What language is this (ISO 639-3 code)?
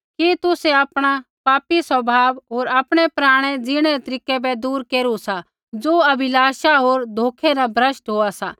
kfx